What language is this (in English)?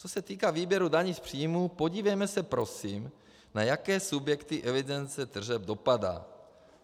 Czech